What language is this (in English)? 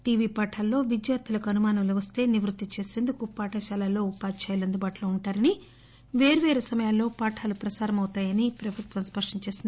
Telugu